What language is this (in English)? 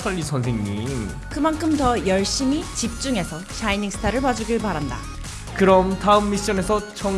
Korean